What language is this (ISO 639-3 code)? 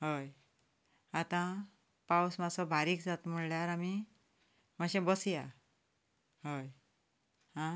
kok